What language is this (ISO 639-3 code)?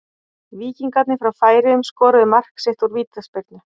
isl